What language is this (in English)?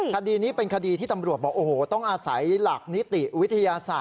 Thai